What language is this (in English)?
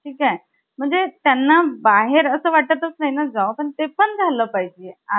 Marathi